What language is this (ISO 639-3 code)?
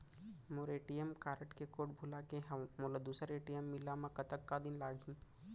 hne